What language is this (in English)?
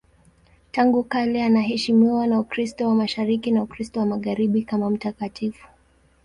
Swahili